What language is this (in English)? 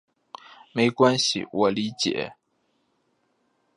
Chinese